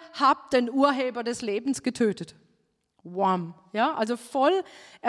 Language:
German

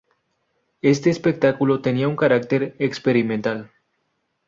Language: Spanish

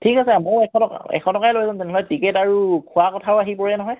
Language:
Assamese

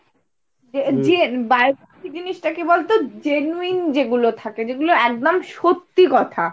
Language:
Bangla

